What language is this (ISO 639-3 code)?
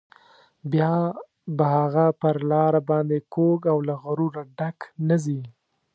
pus